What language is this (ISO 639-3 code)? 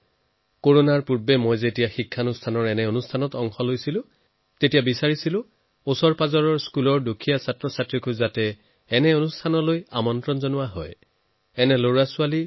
asm